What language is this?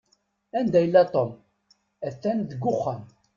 Kabyle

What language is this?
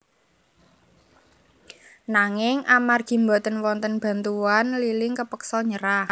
Javanese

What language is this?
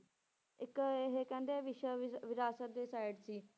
Punjabi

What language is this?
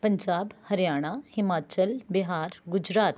Punjabi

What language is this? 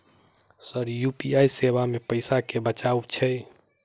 Maithili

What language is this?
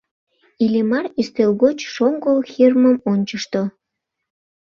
Mari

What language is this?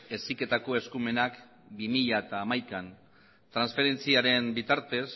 Basque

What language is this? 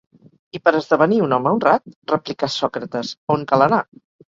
Catalan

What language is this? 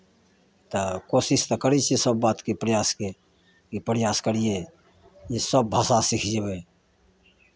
Maithili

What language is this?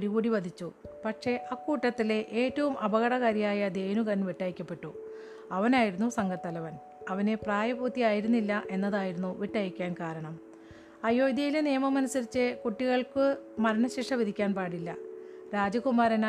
Malayalam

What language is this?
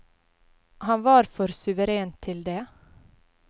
Norwegian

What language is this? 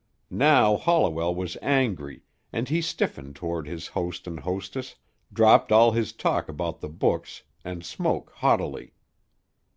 English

